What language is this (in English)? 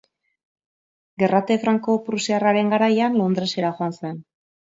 Basque